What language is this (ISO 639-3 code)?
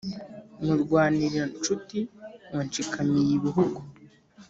kin